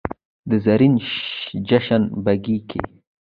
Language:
Pashto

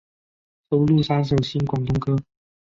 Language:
Chinese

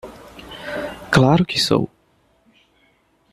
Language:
Portuguese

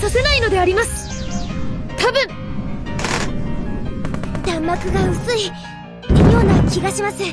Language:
Japanese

